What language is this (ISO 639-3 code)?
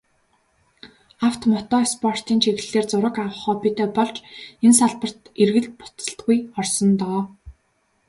mon